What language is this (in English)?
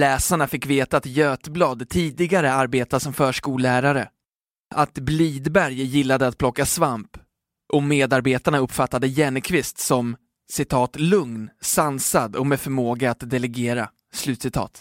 Swedish